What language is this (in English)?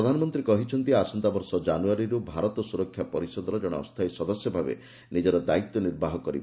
Odia